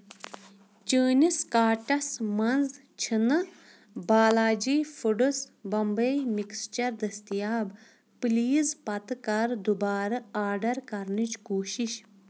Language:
Kashmiri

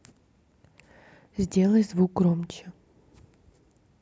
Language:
Russian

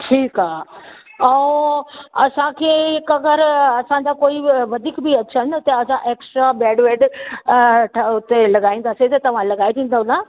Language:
Sindhi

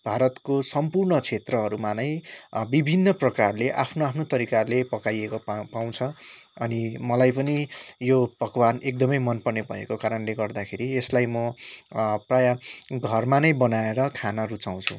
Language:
Nepali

